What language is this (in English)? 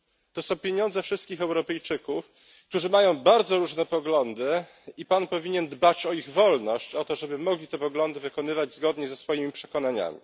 Polish